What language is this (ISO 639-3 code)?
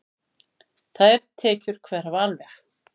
isl